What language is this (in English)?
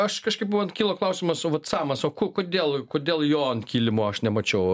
Lithuanian